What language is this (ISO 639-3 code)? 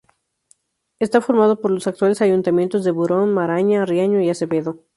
spa